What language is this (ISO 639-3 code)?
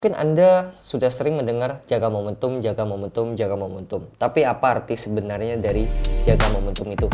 ind